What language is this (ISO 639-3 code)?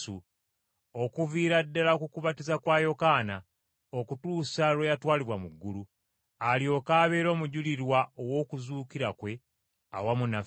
lug